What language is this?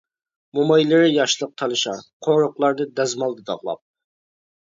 Uyghur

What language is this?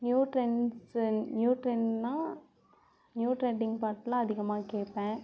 Tamil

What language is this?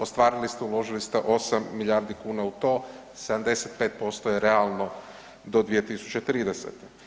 Croatian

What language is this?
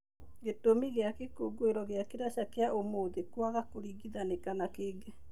Kikuyu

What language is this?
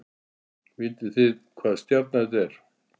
Icelandic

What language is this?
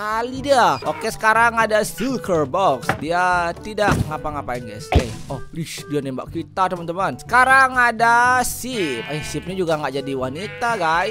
Indonesian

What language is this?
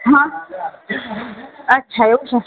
Gujarati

